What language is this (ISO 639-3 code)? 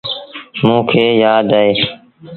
sbn